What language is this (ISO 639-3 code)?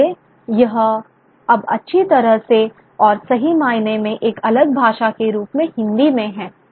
hin